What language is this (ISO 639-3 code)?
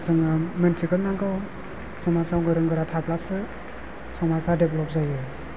brx